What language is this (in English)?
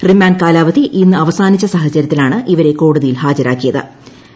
Malayalam